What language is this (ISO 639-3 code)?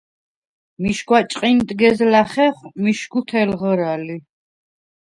sva